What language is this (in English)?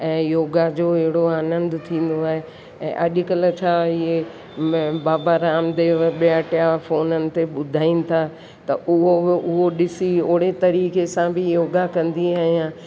Sindhi